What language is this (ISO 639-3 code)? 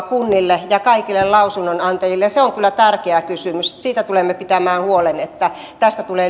fin